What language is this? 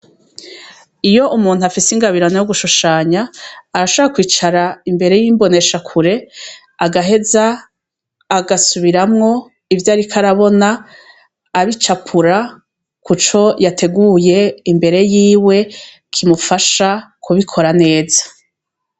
Rundi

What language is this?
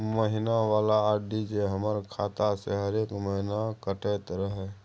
Maithili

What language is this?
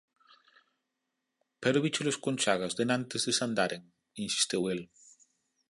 Galician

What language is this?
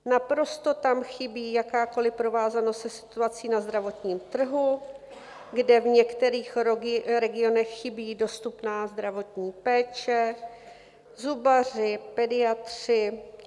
Czech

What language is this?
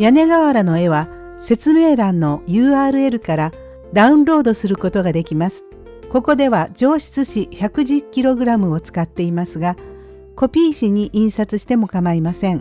Japanese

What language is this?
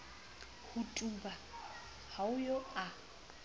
Southern Sotho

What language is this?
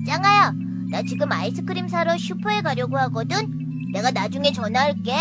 Korean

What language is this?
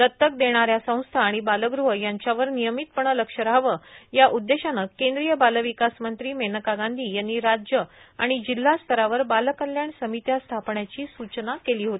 Marathi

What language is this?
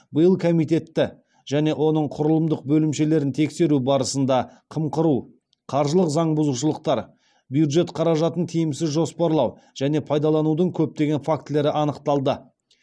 Kazakh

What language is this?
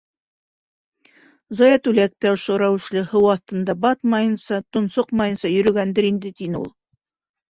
Bashkir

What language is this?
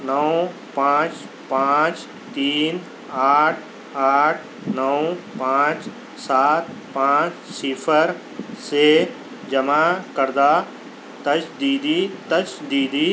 Urdu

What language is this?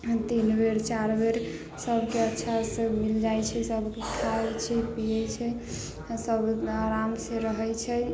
Maithili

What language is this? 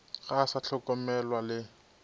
Northern Sotho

